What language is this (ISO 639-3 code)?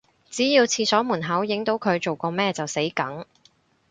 yue